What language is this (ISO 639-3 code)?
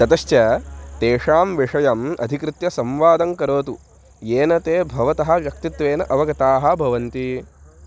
san